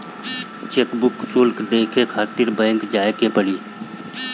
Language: Bhojpuri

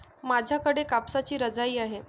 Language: Marathi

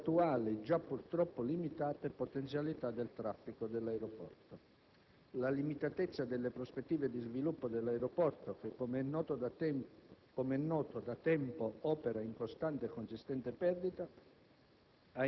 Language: Italian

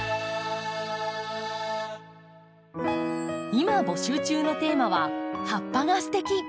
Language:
Japanese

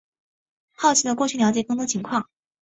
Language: Chinese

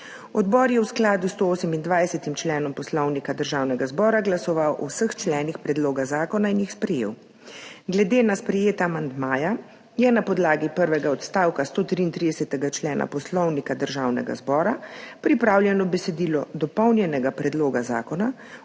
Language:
Slovenian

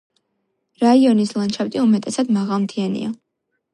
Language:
Georgian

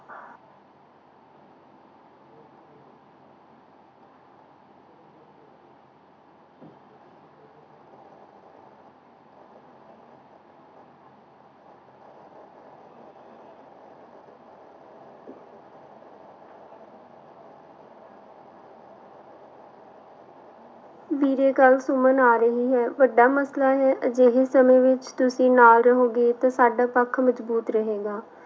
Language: Punjabi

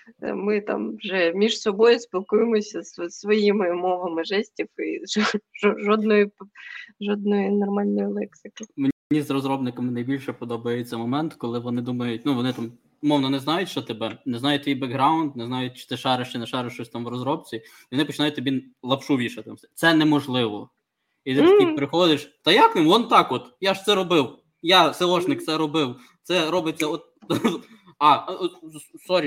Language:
Ukrainian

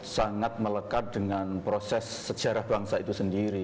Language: Indonesian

